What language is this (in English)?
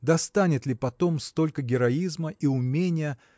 Russian